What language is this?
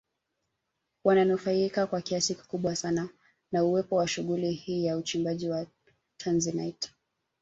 Swahili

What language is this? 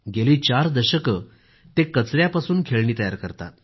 Marathi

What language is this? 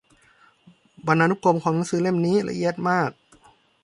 Thai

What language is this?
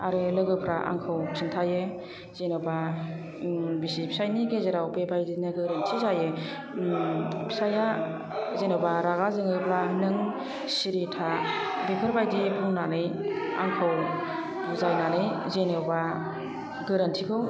Bodo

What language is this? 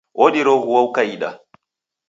Taita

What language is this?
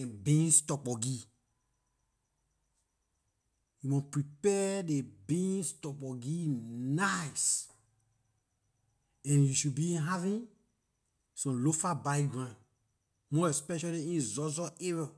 Liberian English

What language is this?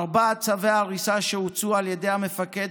Hebrew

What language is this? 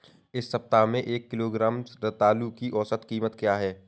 Hindi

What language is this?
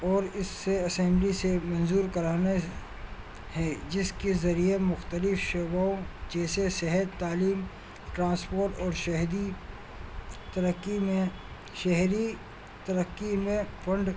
Urdu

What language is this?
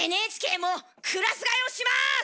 Japanese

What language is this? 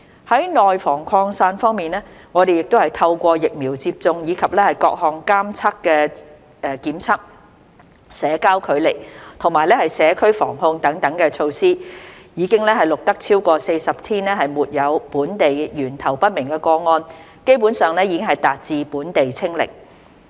Cantonese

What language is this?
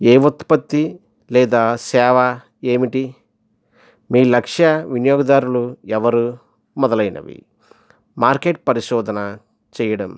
Telugu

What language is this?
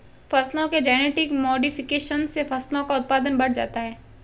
Hindi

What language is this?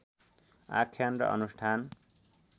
Nepali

